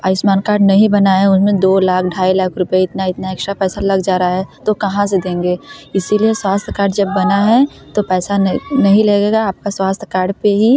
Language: Hindi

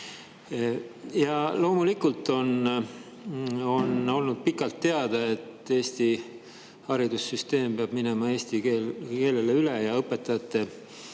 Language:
Estonian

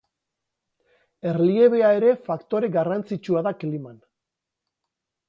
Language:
Basque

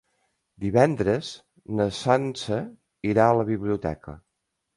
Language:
Catalan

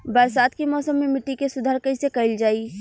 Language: Bhojpuri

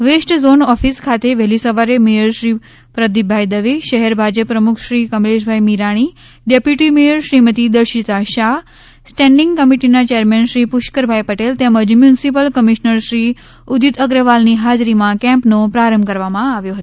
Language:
Gujarati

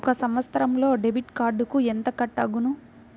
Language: Telugu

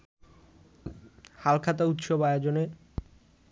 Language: Bangla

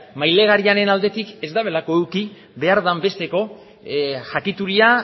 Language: Basque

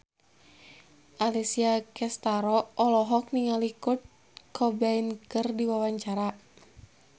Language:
Sundanese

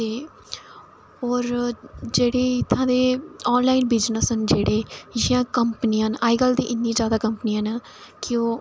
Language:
Dogri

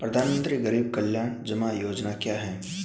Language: Hindi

